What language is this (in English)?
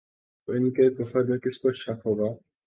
Urdu